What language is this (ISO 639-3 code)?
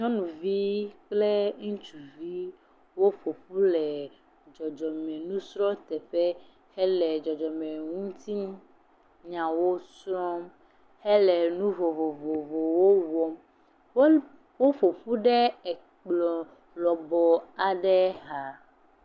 ewe